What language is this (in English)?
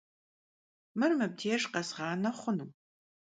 Kabardian